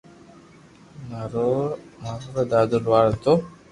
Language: Loarki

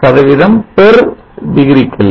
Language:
Tamil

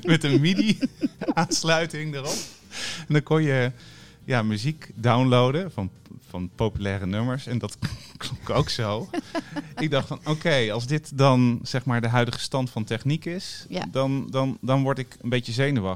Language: Dutch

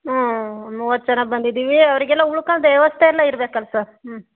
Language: Kannada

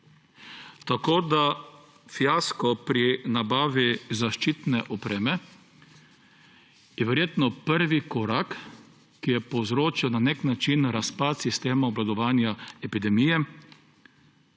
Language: Slovenian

